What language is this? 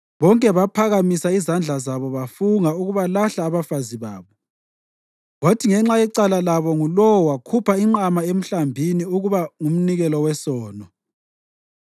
North Ndebele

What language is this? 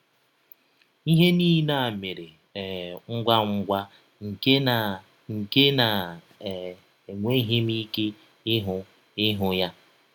Igbo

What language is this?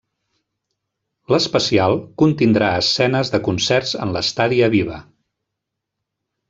Catalan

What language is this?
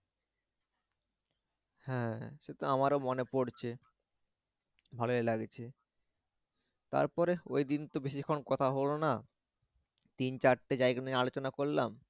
Bangla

